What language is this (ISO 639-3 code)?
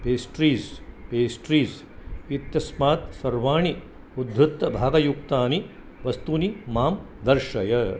san